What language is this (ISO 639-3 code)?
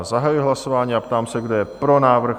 ces